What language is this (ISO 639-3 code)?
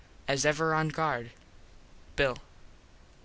eng